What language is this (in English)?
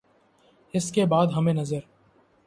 Urdu